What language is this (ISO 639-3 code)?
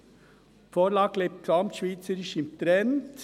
gsw